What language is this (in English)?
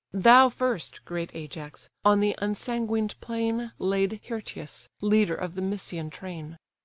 English